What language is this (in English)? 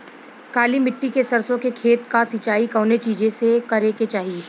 Bhojpuri